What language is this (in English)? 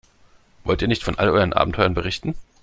German